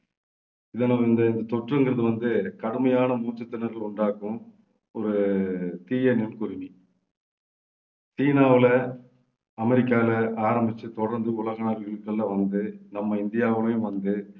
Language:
Tamil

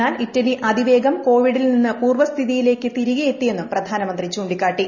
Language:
Malayalam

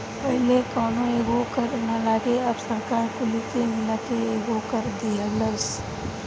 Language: Bhojpuri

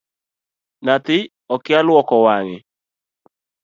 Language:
Luo (Kenya and Tanzania)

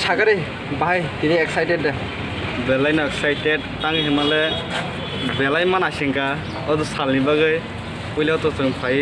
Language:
Indonesian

